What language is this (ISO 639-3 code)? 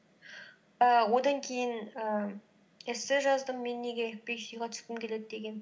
kaz